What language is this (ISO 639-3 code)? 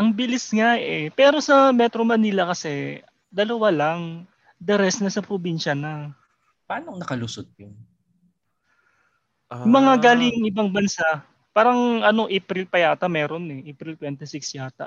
fil